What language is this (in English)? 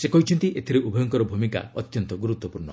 Odia